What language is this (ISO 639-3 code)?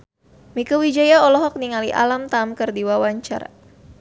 sun